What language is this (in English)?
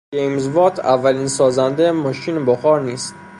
Persian